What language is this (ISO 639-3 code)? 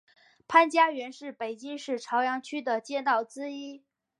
zho